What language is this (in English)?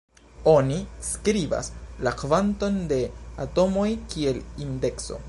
Esperanto